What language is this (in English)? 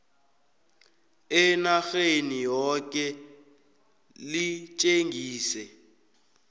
South Ndebele